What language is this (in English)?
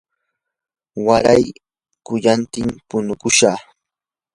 Yanahuanca Pasco Quechua